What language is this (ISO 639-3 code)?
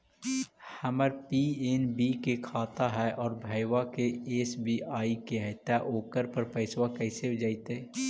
mag